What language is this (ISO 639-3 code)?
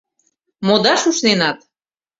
chm